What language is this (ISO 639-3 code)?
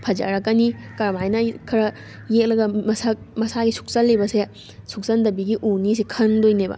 mni